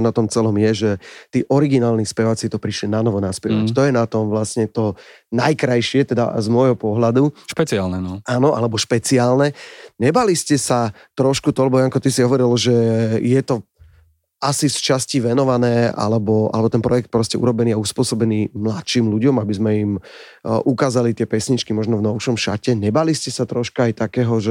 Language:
Slovak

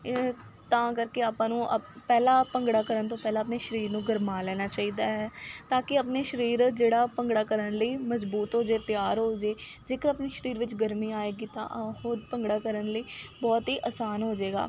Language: Punjabi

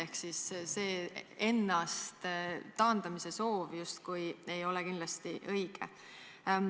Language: Estonian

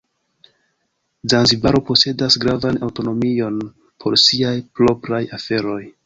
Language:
Esperanto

